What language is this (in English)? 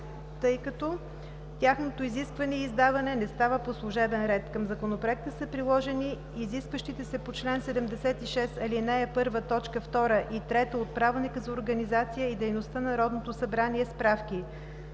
Bulgarian